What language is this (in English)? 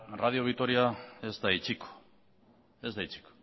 Basque